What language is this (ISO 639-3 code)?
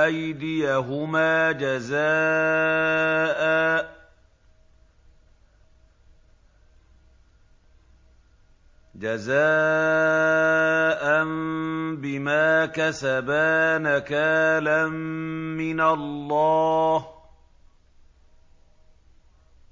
ara